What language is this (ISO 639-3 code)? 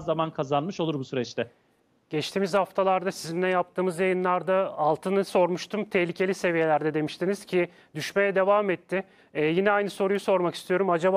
tur